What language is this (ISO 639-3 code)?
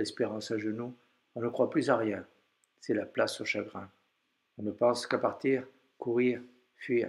fra